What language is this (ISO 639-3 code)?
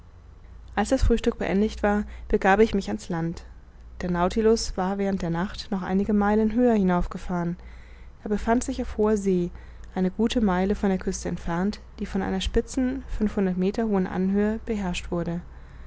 deu